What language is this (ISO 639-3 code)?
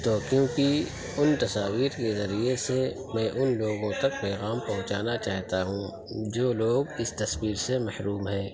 urd